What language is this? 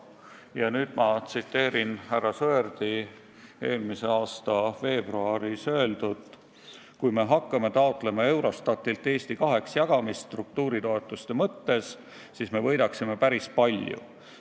Estonian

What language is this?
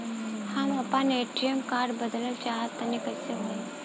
Bhojpuri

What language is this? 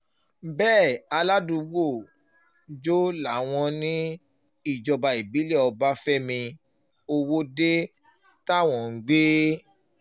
Yoruba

